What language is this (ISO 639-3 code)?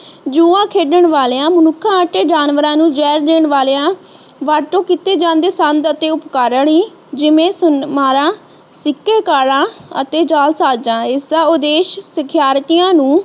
pan